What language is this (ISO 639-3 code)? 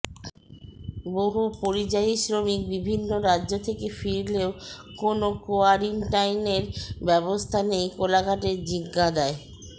ben